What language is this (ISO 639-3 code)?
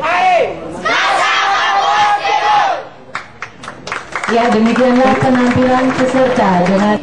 ind